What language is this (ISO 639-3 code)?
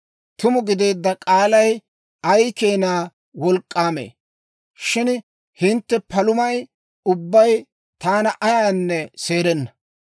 dwr